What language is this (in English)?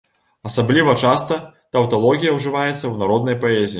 Belarusian